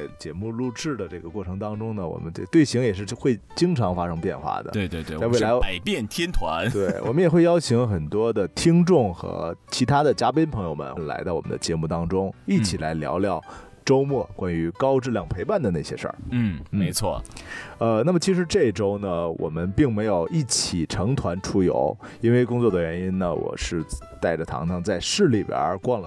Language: Chinese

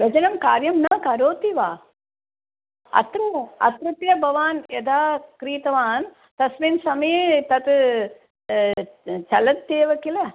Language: Sanskrit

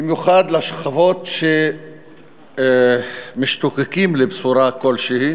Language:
Hebrew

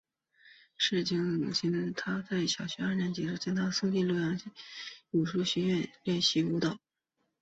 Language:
Chinese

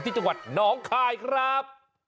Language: Thai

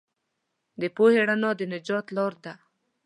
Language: Pashto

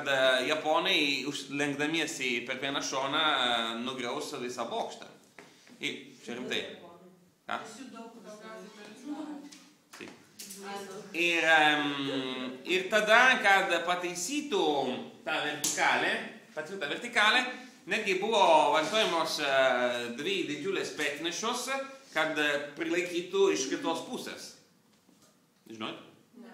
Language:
Italian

